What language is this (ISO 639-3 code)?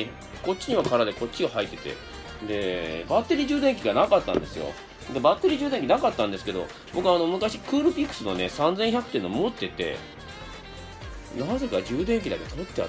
jpn